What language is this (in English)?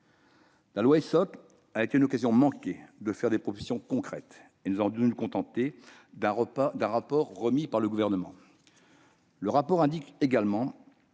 French